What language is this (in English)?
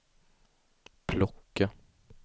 Swedish